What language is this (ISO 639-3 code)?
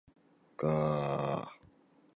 jpn